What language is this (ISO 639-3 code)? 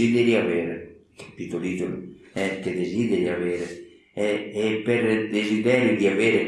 ita